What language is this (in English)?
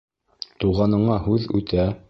Bashkir